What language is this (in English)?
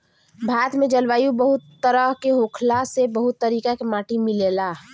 Bhojpuri